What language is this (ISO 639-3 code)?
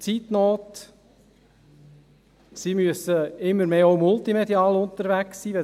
gsw